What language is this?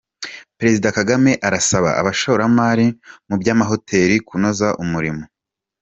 Kinyarwanda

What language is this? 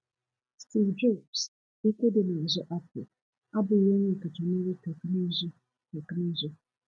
Igbo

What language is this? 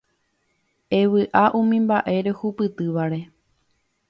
Guarani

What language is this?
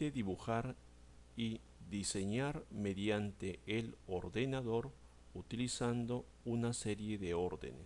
Spanish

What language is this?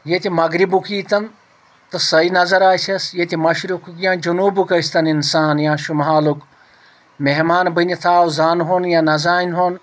Kashmiri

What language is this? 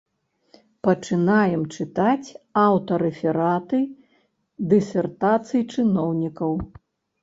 Belarusian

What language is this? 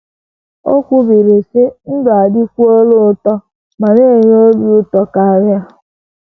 Igbo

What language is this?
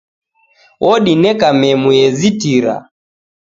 Taita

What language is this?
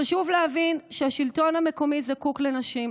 Hebrew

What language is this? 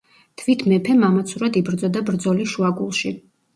Georgian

